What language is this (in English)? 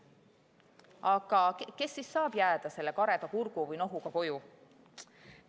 Estonian